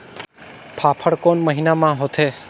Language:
Chhattisgarhi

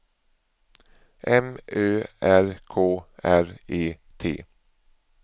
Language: Swedish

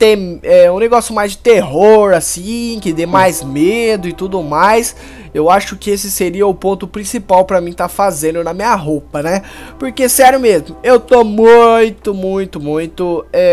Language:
Portuguese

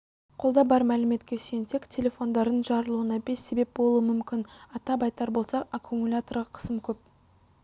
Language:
Kazakh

